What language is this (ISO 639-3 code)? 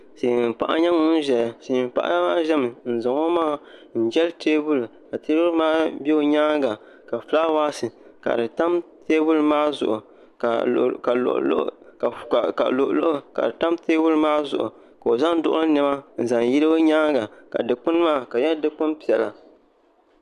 dag